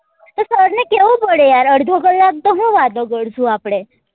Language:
Gujarati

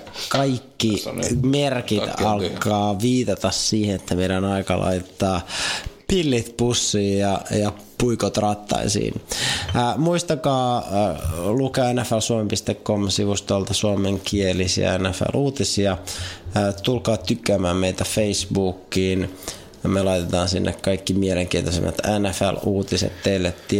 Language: Finnish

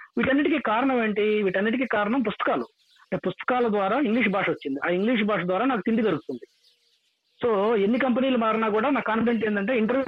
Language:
Telugu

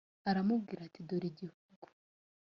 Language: Kinyarwanda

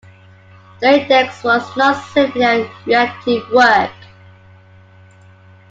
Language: English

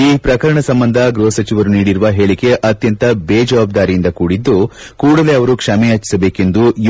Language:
Kannada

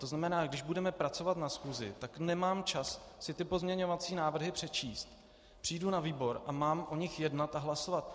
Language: Czech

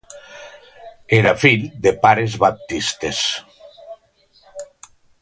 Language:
Catalan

